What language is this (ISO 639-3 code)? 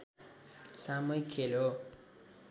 nep